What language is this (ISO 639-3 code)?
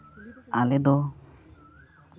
sat